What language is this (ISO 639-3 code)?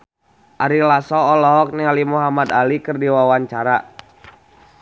sun